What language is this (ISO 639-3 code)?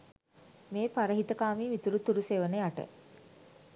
sin